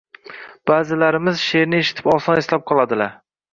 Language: Uzbek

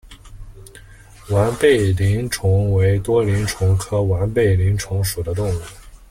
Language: Chinese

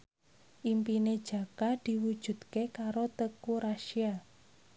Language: Javanese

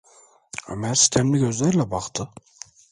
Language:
Turkish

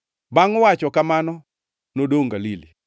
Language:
Luo (Kenya and Tanzania)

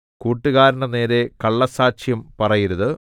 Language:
Malayalam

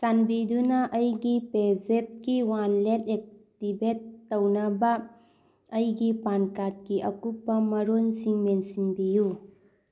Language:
Manipuri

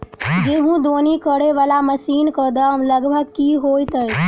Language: Maithili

